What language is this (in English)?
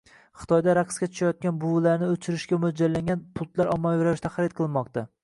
Uzbek